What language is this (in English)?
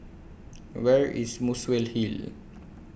English